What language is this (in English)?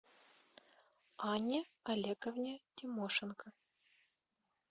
Russian